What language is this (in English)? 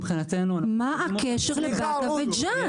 Hebrew